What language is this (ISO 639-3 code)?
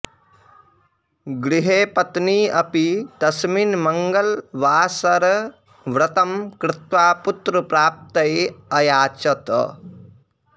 san